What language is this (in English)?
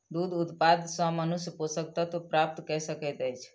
Maithili